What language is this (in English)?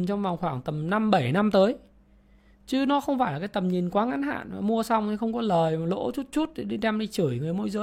Vietnamese